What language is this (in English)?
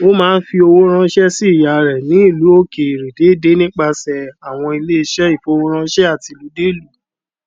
Yoruba